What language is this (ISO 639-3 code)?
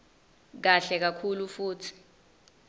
ssw